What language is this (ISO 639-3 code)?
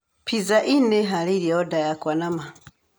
kik